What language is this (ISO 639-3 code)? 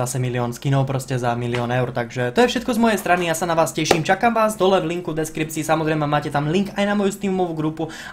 ces